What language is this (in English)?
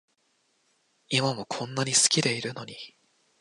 Japanese